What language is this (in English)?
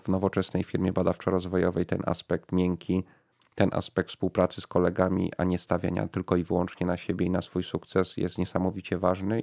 Polish